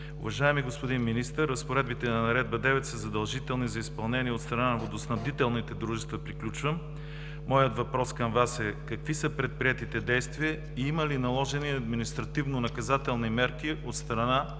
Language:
Bulgarian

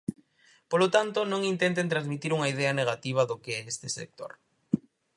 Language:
Galician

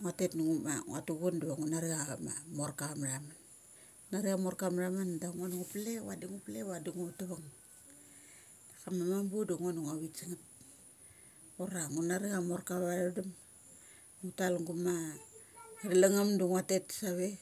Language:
Mali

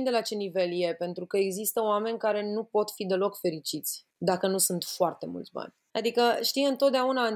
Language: Romanian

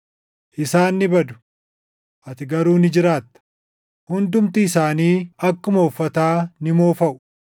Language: Oromo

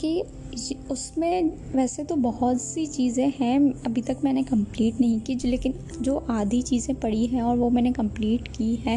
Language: Urdu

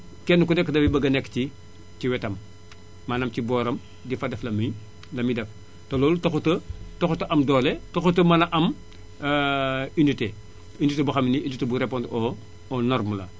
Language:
Wolof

